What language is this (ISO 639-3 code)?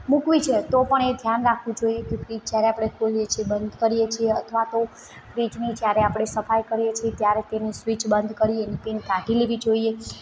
guj